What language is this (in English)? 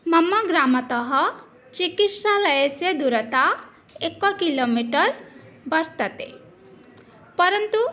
Sanskrit